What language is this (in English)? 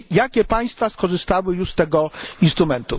Polish